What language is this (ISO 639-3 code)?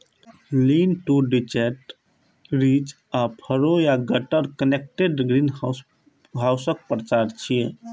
mai